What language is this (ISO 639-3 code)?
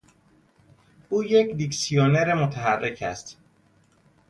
fas